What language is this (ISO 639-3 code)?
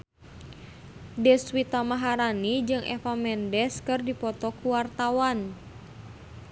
sun